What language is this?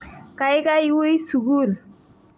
Kalenjin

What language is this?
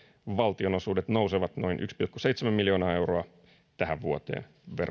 Finnish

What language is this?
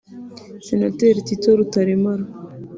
Kinyarwanda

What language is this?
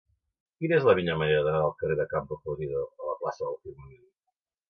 Catalan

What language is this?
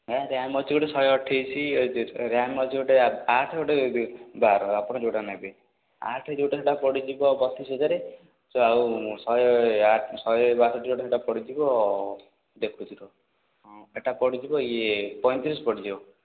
Odia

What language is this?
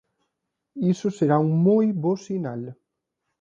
Galician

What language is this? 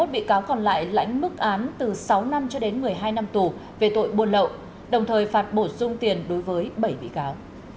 Vietnamese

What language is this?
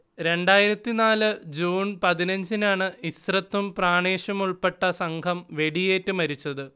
Malayalam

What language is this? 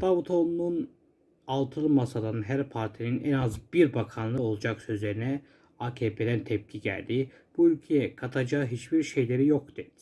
Turkish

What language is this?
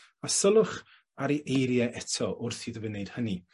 Welsh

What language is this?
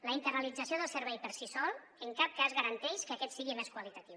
Catalan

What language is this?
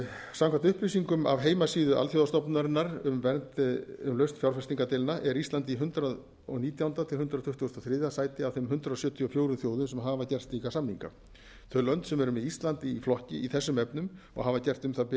Icelandic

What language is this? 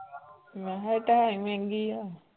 Punjabi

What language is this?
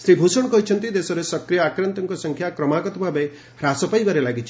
Odia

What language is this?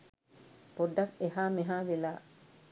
Sinhala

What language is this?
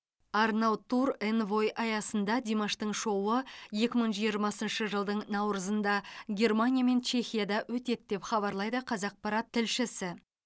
Kazakh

